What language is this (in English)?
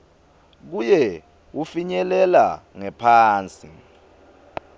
Swati